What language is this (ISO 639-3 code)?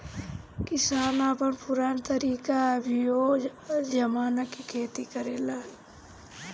bho